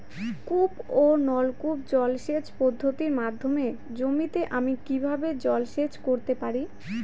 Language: Bangla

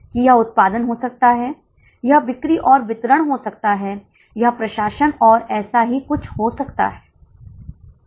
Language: Hindi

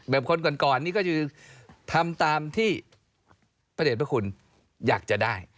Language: Thai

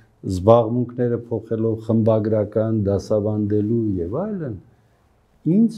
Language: Romanian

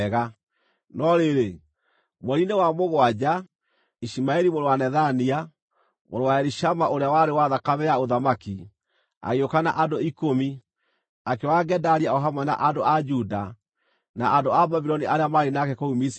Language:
Kikuyu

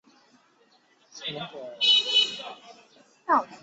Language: Chinese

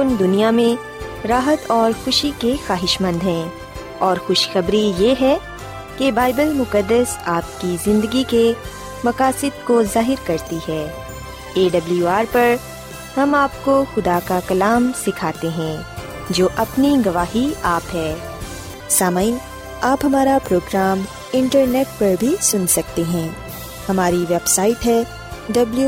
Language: Urdu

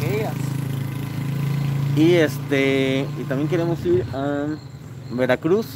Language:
Spanish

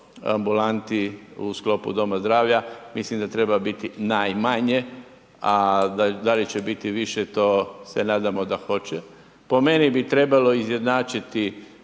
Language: Croatian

